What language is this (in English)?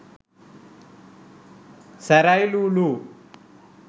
Sinhala